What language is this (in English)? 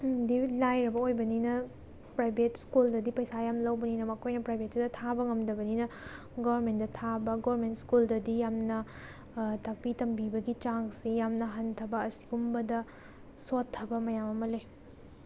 Manipuri